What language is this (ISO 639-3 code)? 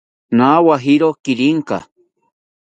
cpy